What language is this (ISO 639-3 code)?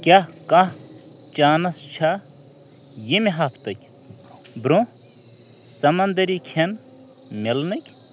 kas